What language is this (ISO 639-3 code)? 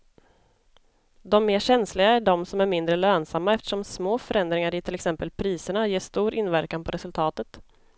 swe